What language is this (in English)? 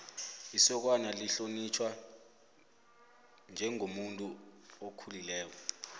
South Ndebele